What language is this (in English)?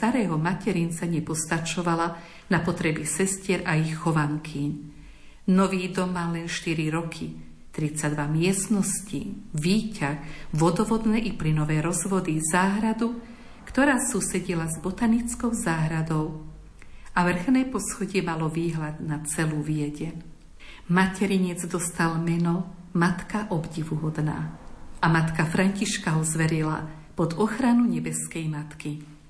Slovak